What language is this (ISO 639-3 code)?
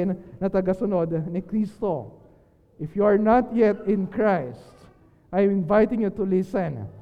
fil